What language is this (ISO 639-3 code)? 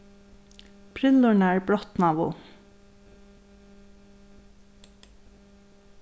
fao